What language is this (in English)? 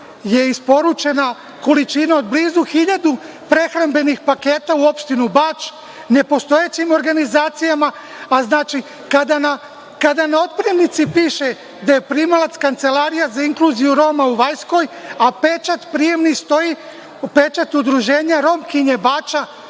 Serbian